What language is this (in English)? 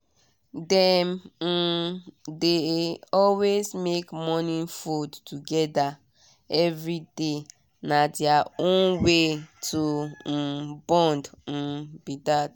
Nigerian Pidgin